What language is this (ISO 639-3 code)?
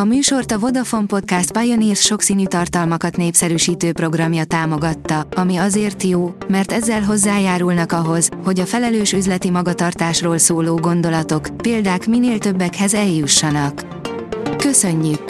hun